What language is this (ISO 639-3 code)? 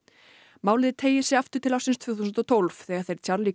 isl